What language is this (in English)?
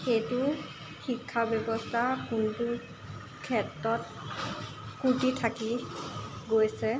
Assamese